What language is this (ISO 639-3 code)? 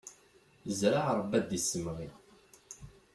kab